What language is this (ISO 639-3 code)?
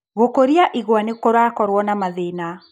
kik